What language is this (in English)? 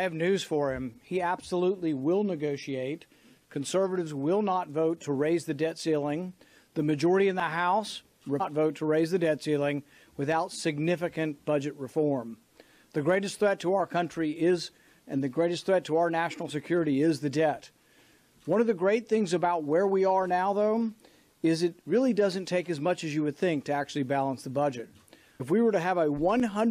English